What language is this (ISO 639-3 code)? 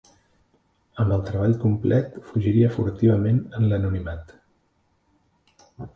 cat